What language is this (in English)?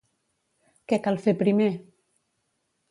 Catalan